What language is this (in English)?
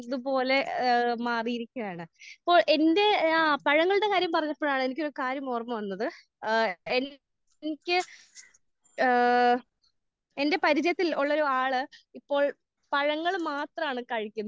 Malayalam